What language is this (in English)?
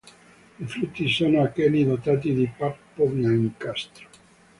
Italian